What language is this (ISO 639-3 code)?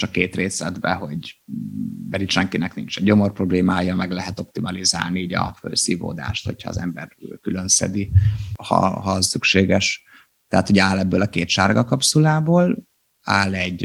hun